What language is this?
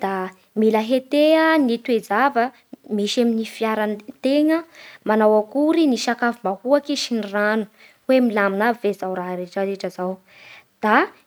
Bara Malagasy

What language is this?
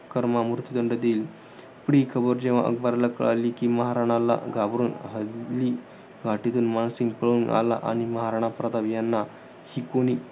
Marathi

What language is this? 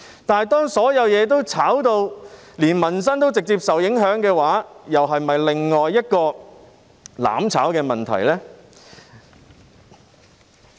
Cantonese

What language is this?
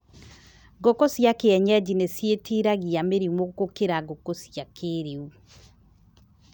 Kikuyu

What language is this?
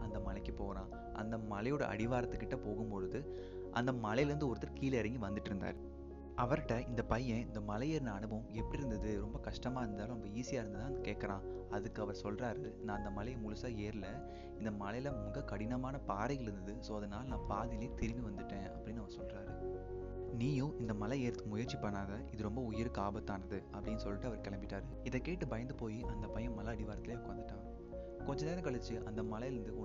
Tamil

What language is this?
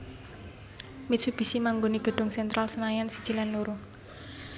Javanese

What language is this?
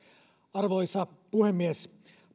Finnish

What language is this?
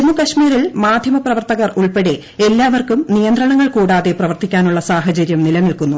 Malayalam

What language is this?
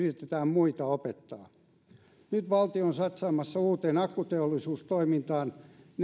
Finnish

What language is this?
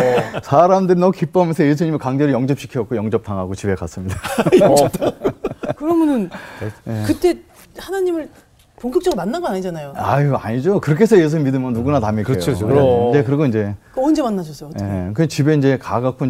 Korean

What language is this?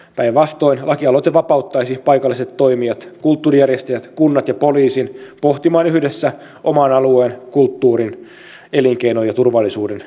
Finnish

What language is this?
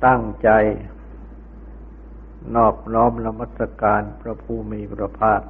Thai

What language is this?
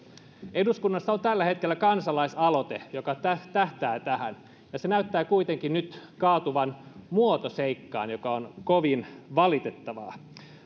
Finnish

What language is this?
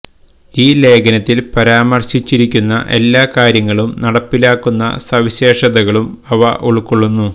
Malayalam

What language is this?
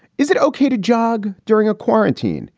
English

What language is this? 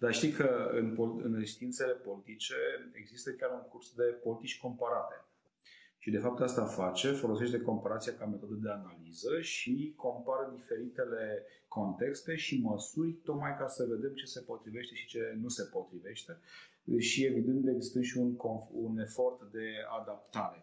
Romanian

